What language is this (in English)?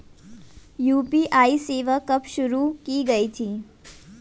Hindi